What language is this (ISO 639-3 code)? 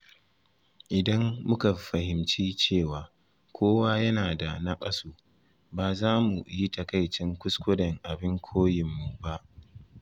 hau